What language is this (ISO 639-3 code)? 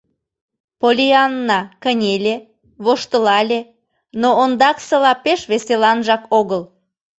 chm